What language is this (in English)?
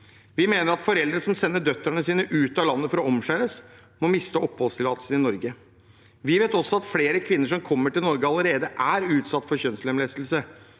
Norwegian